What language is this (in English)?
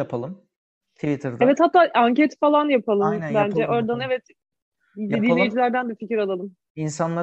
Turkish